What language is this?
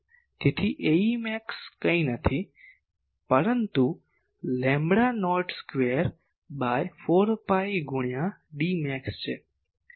Gujarati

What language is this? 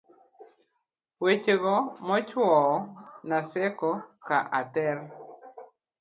Luo (Kenya and Tanzania)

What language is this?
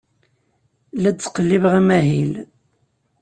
Kabyle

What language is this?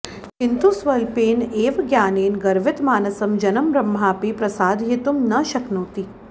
Sanskrit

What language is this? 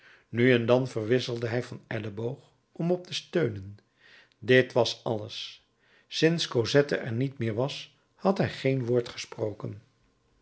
Dutch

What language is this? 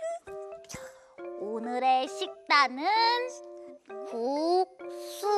Korean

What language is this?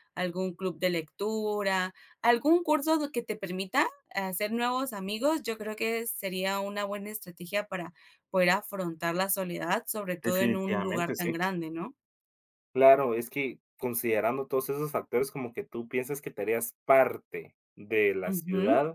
Spanish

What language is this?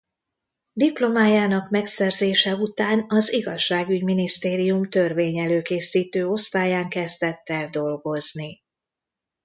Hungarian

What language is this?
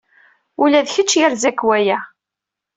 Kabyle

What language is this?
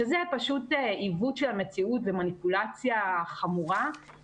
Hebrew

